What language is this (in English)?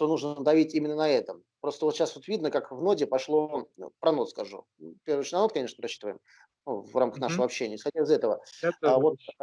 Russian